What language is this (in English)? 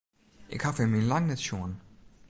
Western Frisian